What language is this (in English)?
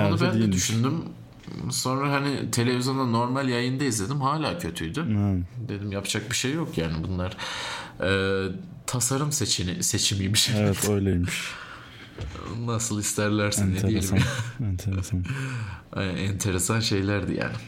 Turkish